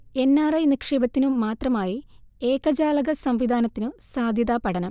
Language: Malayalam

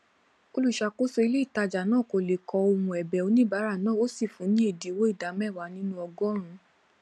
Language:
Yoruba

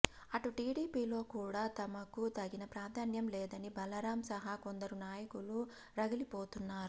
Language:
Telugu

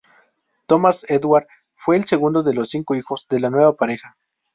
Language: Spanish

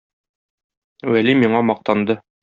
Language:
Tatar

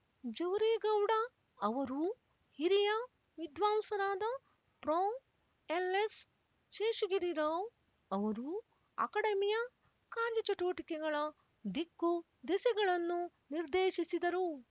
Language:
Kannada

